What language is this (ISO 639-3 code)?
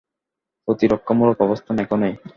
ben